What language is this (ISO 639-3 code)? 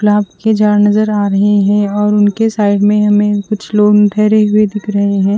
hin